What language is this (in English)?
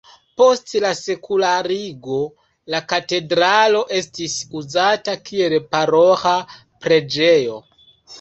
Esperanto